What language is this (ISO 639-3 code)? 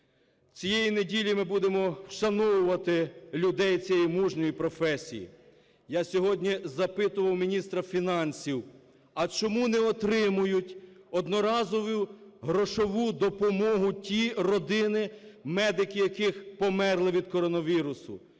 ukr